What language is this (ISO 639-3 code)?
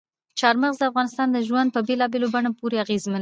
pus